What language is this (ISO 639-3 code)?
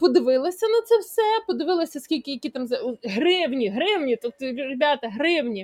ukr